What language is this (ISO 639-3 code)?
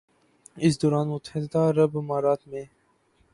urd